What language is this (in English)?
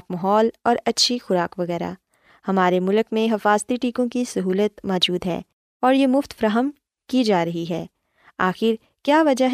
Urdu